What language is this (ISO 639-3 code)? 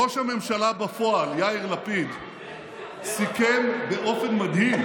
heb